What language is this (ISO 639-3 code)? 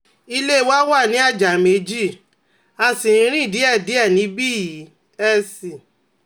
yor